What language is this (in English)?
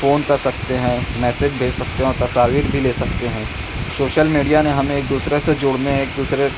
Urdu